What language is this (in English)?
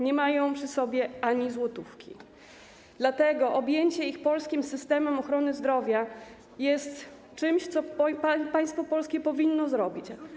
Polish